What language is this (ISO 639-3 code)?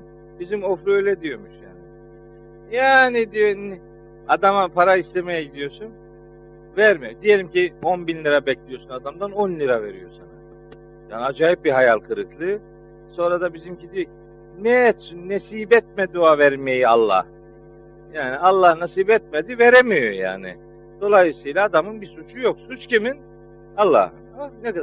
tur